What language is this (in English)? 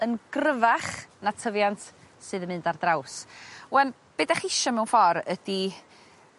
Welsh